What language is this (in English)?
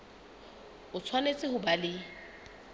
Southern Sotho